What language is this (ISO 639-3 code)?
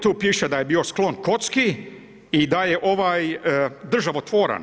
hrv